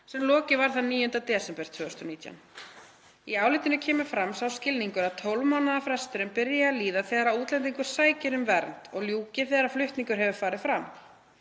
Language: Icelandic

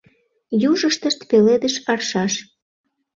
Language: Mari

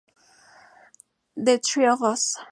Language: Spanish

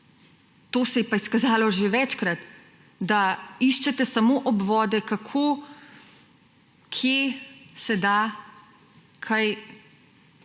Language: Slovenian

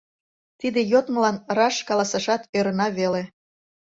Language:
Mari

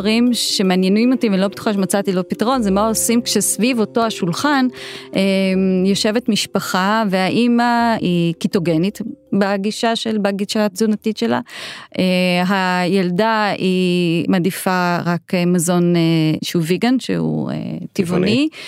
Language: Hebrew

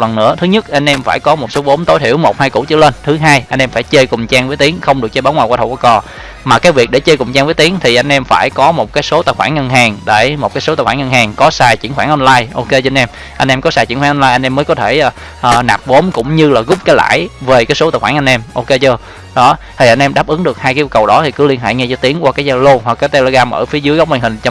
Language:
Vietnamese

